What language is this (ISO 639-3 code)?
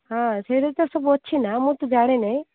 ori